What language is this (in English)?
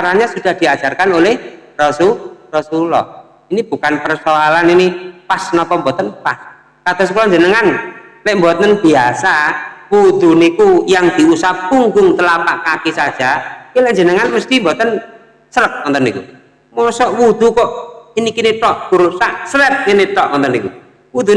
Indonesian